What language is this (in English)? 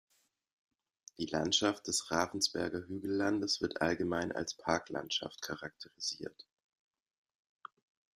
German